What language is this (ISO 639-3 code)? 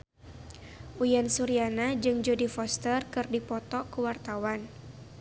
sun